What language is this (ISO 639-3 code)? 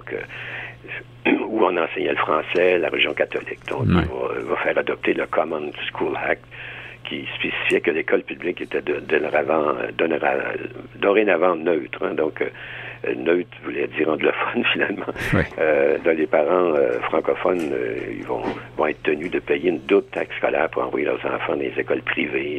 fra